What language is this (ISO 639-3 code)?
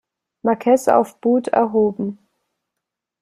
deu